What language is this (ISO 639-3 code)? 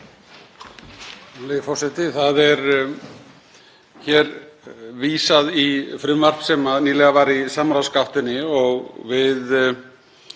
isl